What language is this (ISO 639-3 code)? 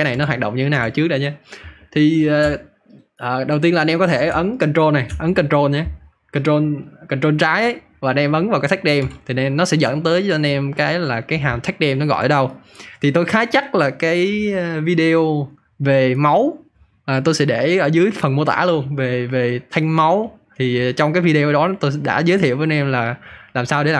vie